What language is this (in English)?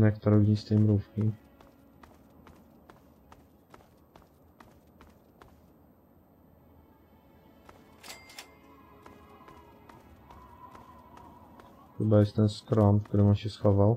Polish